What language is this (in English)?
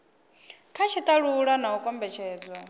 Venda